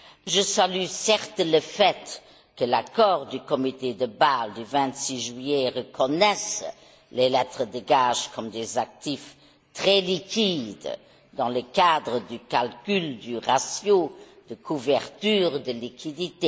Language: French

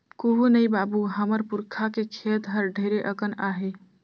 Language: Chhattisgarhi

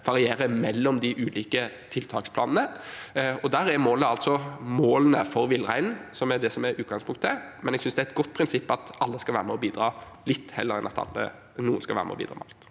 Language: Norwegian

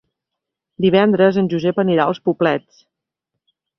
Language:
Catalan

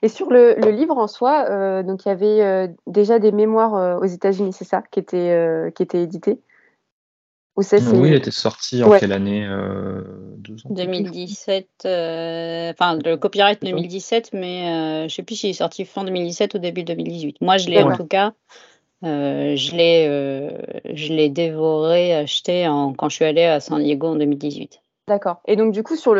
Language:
French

